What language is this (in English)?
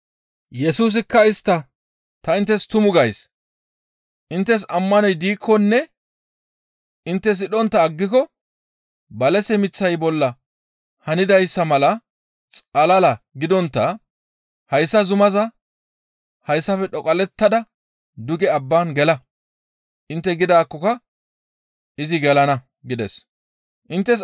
Gamo